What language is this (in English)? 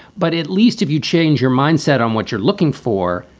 English